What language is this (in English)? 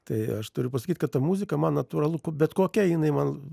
Lithuanian